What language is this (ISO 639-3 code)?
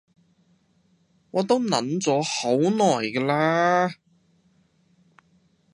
yue